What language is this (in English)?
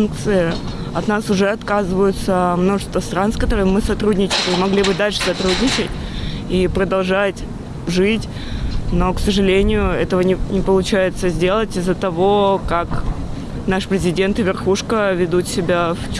Russian